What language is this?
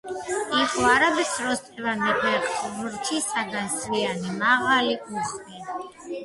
Georgian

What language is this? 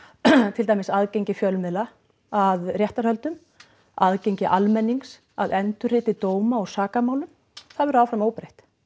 Icelandic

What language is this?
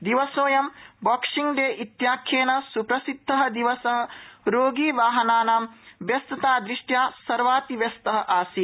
Sanskrit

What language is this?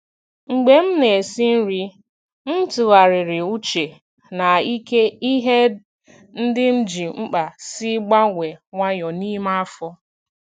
Igbo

